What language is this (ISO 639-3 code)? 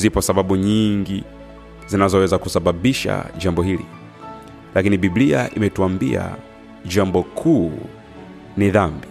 swa